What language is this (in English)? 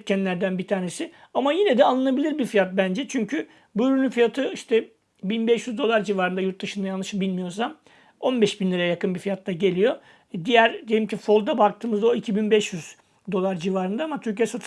Turkish